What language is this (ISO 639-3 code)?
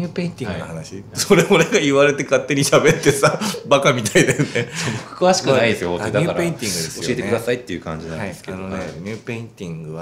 jpn